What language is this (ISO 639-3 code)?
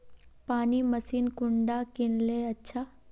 mag